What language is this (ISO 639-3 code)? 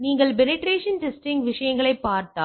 tam